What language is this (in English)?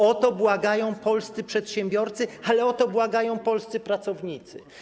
Polish